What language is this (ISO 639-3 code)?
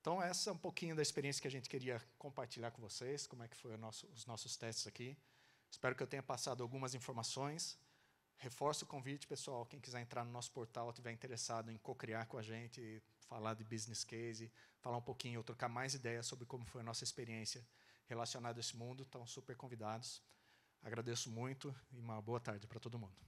por